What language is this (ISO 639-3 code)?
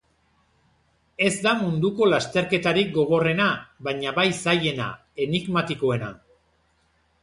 eus